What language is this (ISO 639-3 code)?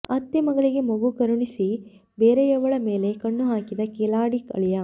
kan